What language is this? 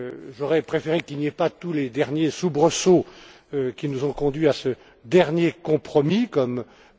French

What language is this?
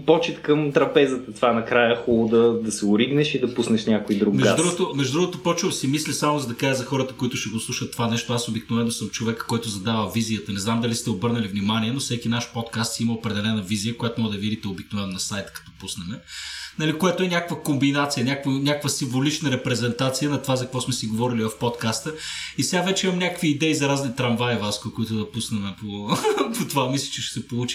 Bulgarian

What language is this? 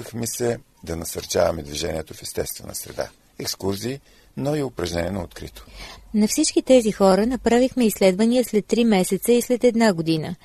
Bulgarian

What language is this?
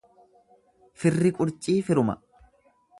Oromo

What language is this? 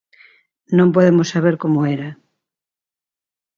Galician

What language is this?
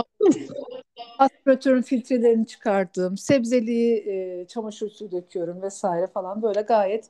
Turkish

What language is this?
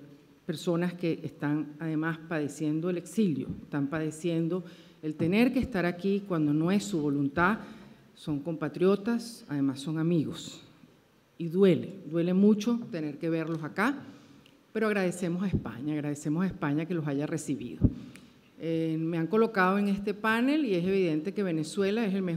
Spanish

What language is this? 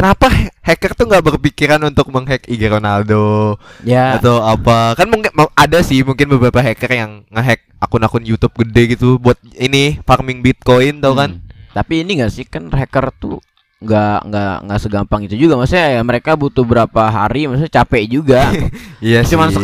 Indonesian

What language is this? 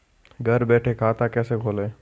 Hindi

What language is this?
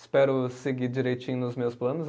Portuguese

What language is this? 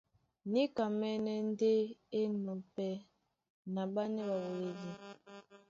Duala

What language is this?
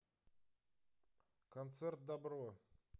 Russian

